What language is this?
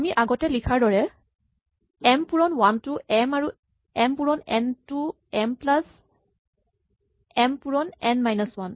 Assamese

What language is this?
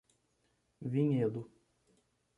Portuguese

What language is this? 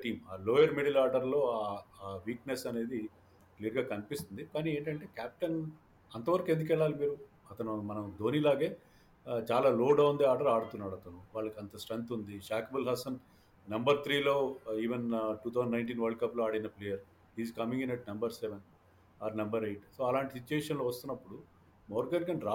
Telugu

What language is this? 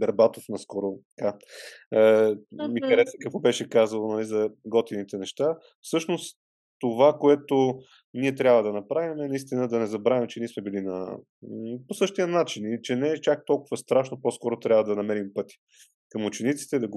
Bulgarian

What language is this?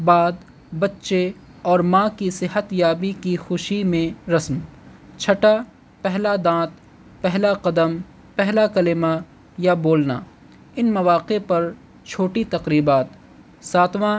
Urdu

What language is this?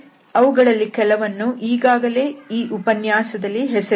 Kannada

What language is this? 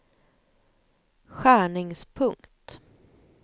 Swedish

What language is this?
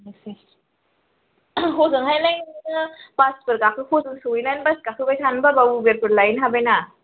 Bodo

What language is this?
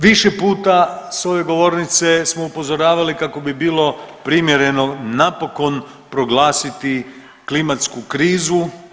Croatian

